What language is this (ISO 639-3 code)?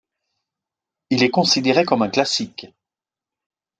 fra